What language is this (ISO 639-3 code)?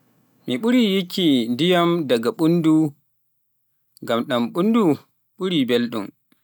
fuf